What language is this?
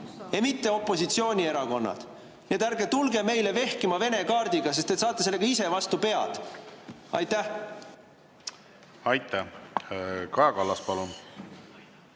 Estonian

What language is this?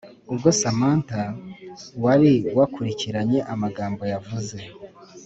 Kinyarwanda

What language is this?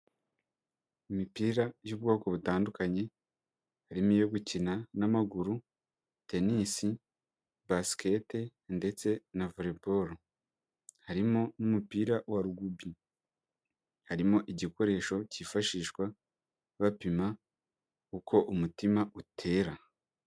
Kinyarwanda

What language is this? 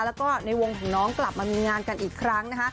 Thai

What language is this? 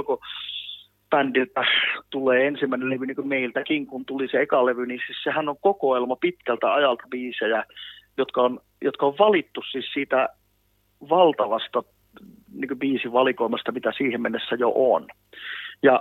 Finnish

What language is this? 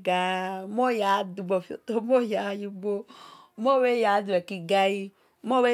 Esan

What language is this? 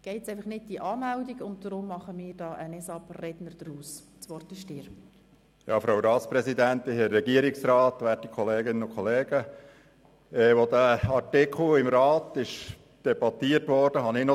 Swiss German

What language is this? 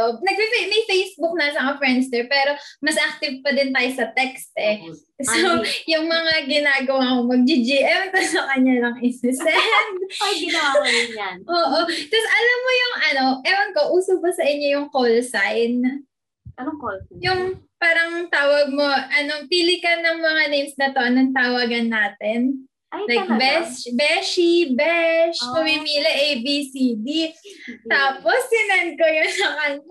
Filipino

